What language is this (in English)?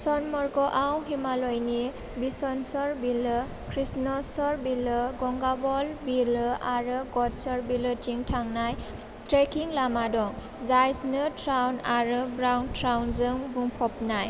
Bodo